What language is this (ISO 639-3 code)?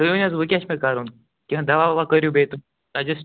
kas